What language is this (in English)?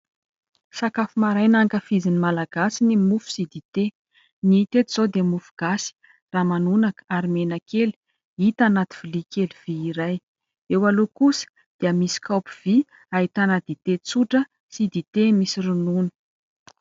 Malagasy